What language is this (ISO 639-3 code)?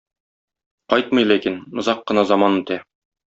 tat